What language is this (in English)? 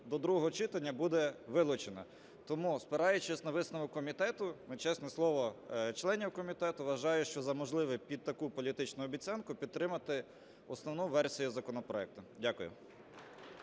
Ukrainian